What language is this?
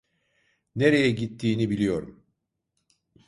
Turkish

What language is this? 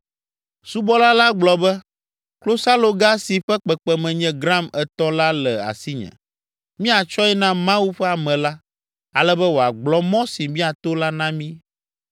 Ewe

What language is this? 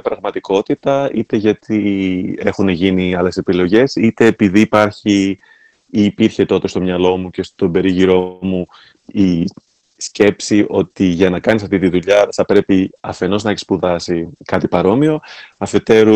Greek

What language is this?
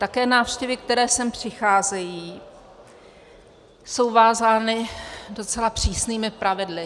Czech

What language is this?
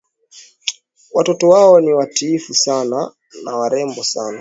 Swahili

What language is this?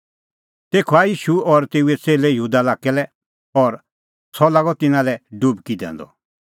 Kullu Pahari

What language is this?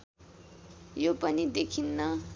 Nepali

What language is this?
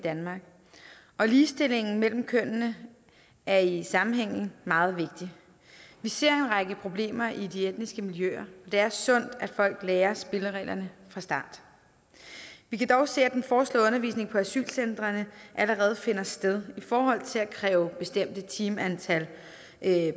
Danish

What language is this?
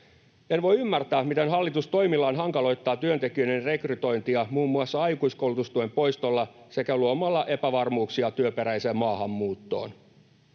Finnish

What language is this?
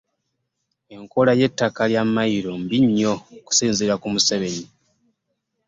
Ganda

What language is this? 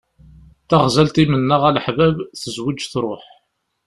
Kabyle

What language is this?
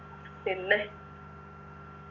Malayalam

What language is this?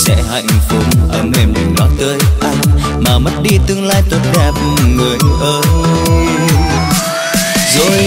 Vietnamese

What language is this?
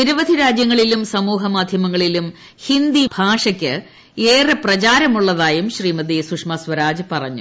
Malayalam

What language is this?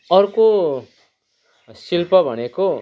Nepali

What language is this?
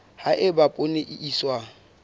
Southern Sotho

